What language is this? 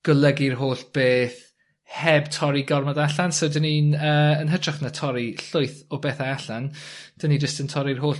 Welsh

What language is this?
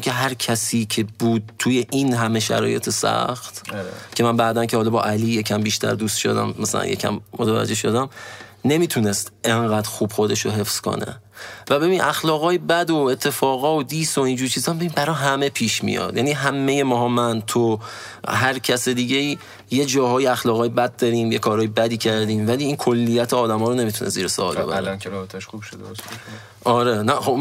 Persian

